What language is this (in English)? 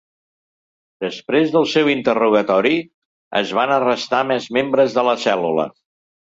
Catalan